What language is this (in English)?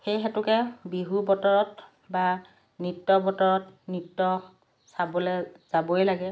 Assamese